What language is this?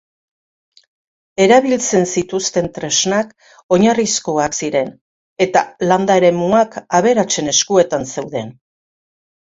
Basque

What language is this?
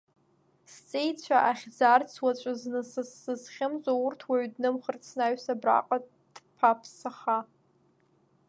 Abkhazian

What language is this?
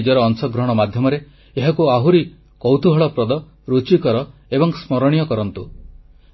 Odia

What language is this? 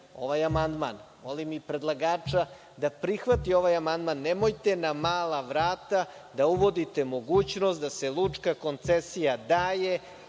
Serbian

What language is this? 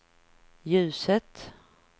Swedish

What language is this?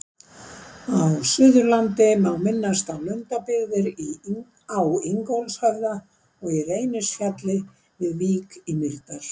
Icelandic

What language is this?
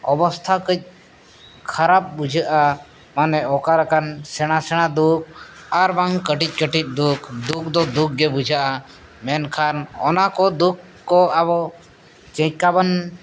Santali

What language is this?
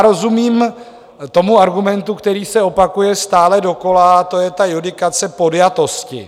Czech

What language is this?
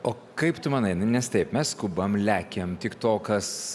Lithuanian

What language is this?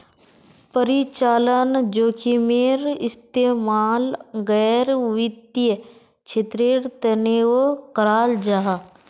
Magahi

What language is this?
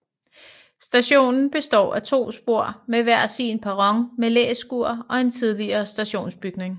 Danish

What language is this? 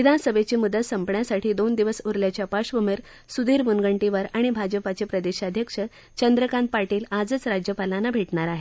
Marathi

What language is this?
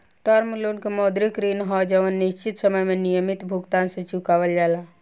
Bhojpuri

